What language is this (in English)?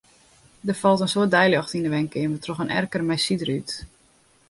Western Frisian